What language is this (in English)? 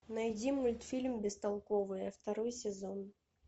Russian